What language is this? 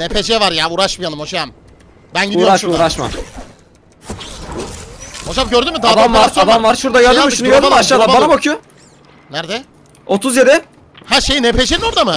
Turkish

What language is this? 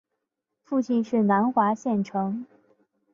Chinese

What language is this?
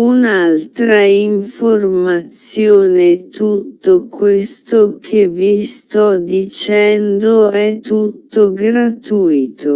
Italian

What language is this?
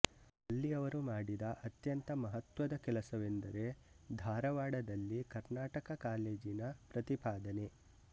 Kannada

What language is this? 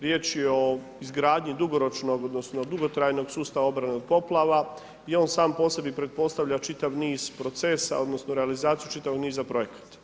Croatian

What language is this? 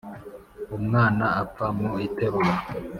Kinyarwanda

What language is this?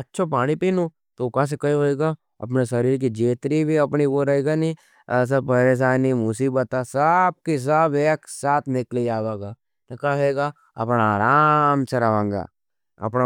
Nimadi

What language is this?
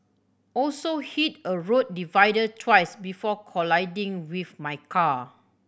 English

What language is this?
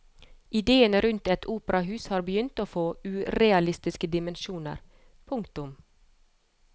Norwegian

